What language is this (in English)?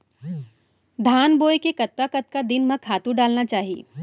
Chhattisgarhi